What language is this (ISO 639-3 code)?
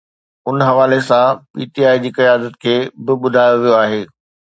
snd